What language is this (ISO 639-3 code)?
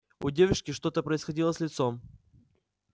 rus